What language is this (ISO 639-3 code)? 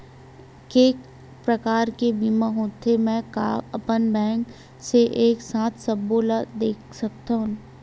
hne